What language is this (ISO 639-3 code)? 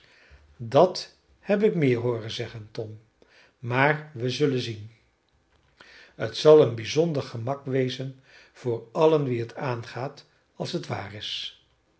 nld